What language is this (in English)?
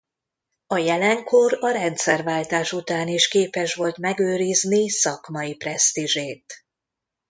Hungarian